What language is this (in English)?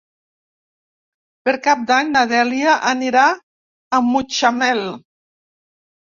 Catalan